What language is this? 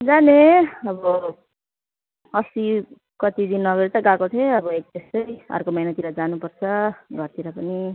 Nepali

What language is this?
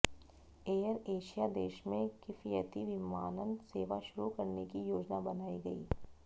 Hindi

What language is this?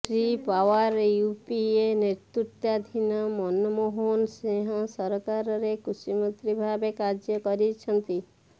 Odia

